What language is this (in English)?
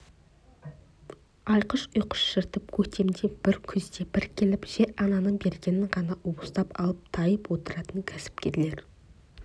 Kazakh